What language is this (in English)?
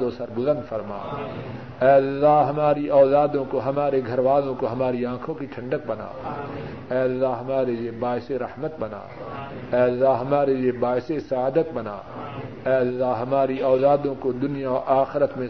Urdu